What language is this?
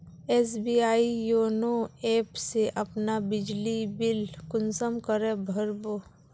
Magahi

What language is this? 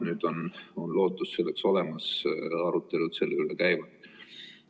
Estonian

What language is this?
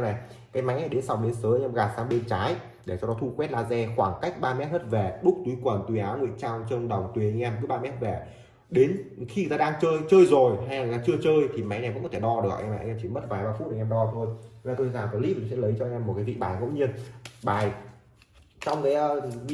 Vietnamese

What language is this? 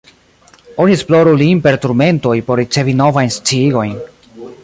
Esperanto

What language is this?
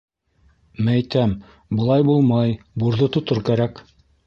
Bashkir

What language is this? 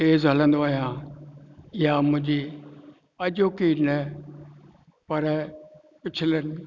Sindhi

